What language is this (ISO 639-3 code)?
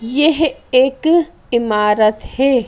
hin